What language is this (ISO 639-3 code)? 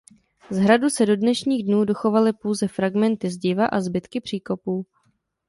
ces